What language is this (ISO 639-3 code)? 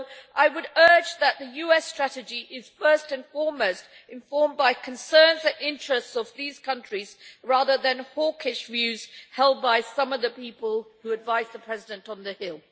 eng